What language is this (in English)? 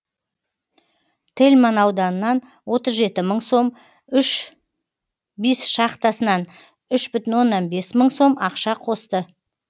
Kazakh